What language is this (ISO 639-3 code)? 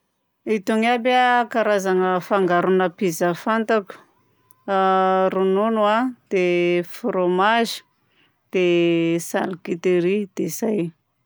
bzc